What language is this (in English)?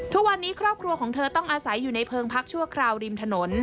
Thai